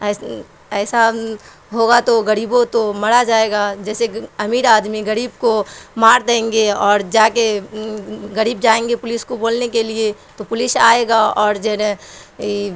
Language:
Urdu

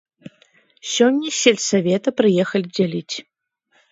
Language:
Belarusian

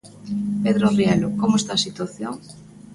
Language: Galician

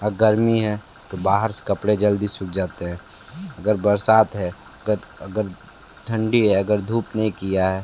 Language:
Hindi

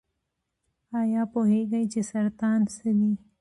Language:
Pashto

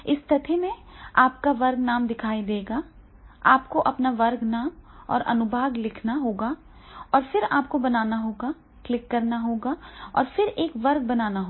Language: Hindi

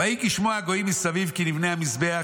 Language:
Hebrew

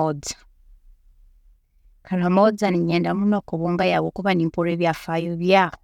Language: Tooro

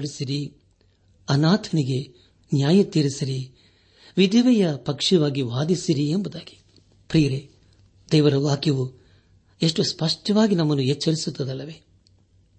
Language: Kannada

